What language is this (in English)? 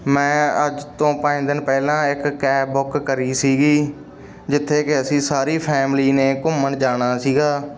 Punjabi